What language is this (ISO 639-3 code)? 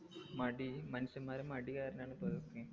mal